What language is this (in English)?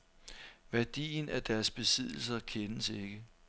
Danish